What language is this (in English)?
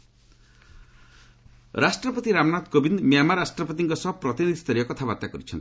Odia